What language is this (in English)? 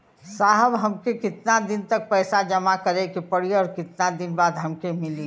Bhojpuri